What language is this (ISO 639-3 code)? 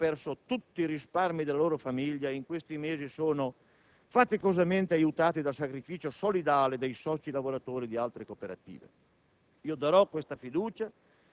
ita